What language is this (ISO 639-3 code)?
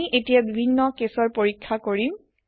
asm